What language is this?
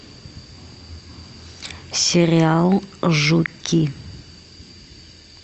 Russian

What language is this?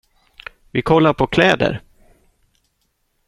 Swedish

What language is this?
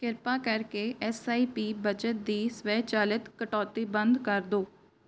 Punjabi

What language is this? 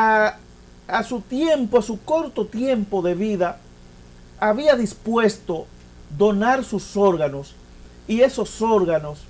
Spanish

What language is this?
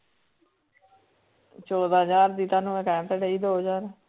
Punjabi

